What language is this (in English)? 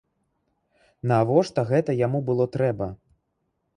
Belarusian